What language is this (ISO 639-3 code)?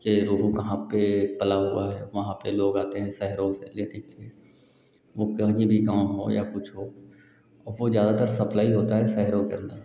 hin